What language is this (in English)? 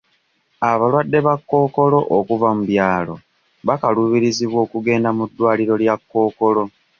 Ganda